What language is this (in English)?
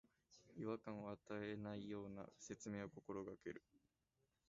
Japanese